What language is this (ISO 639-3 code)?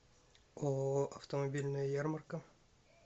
rus